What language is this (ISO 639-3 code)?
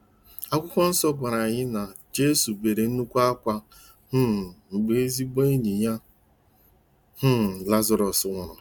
ibo